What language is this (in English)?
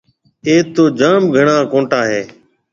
Marwari (Pakistan)